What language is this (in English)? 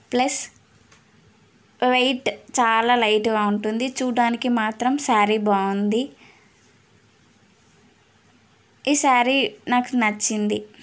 Telugu